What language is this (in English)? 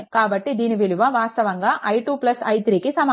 Telugu